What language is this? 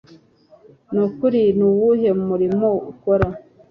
Kinyarwanda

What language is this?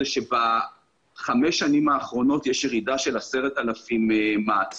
Hebrew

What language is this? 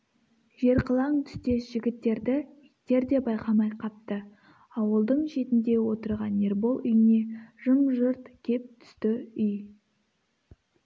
Kazakh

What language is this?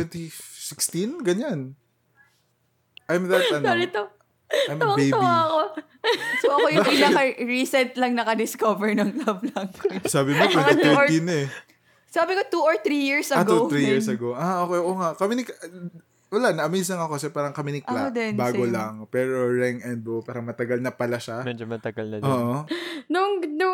Filipino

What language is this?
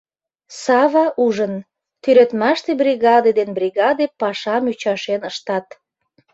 Mari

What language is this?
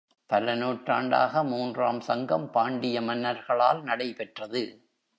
Tamil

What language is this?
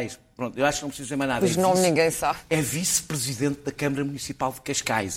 Portuguese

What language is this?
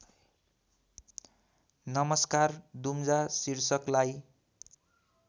Nepali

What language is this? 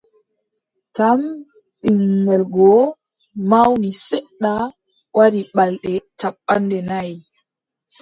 Adamawa Fulfulde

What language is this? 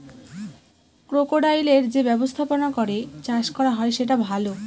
Bangla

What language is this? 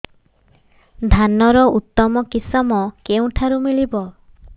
Odia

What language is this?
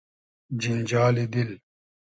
Hazaragi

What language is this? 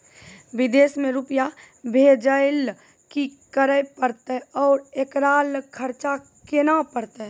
Maithili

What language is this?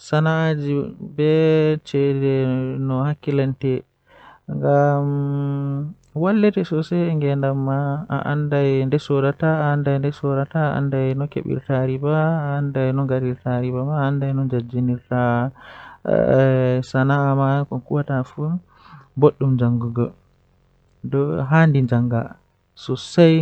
Western Niger Fulfulde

